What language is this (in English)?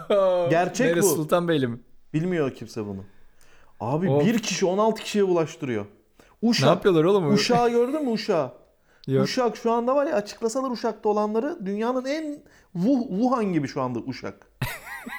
Turkish